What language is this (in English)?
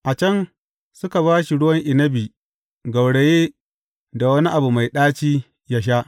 Hausa